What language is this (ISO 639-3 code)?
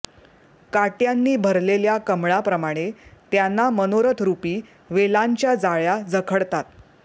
mar